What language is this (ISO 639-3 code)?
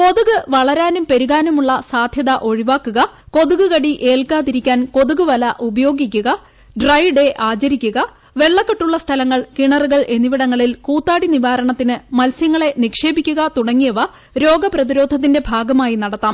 mal